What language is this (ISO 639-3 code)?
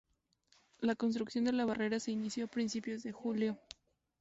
spa